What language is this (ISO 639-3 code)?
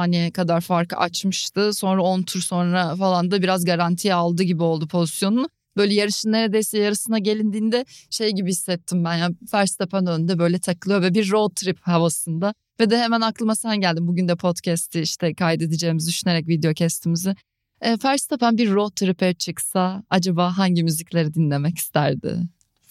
tur